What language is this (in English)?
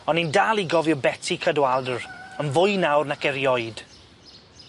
Welsh